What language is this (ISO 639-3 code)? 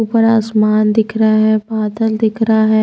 hin